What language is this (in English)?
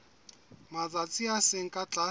Southern Sotho